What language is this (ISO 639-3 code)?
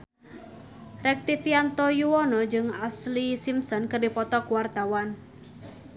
sun